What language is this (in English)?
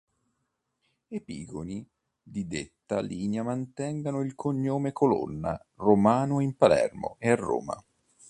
Italian